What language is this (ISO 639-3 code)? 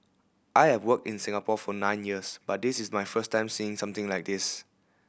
eng